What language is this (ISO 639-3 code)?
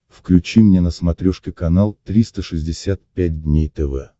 rus